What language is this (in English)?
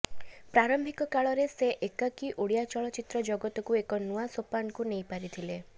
Odia